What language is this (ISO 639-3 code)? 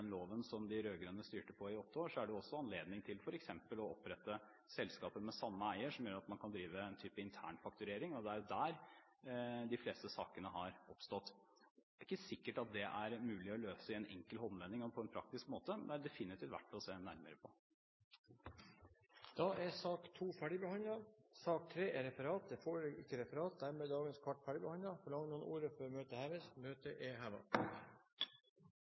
nor